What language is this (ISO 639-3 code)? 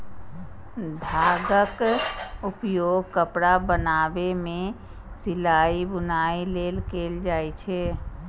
mai